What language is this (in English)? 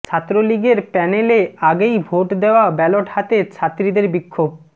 Bangla